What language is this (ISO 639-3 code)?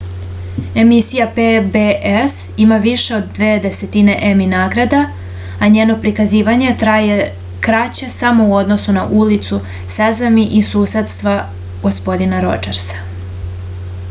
srp